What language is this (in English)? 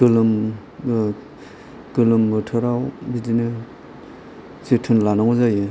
Bodo